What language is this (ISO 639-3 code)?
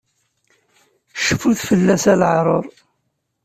kab